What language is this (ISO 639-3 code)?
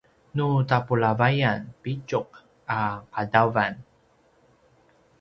pwn